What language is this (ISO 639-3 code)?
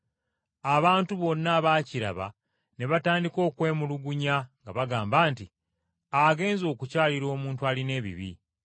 lug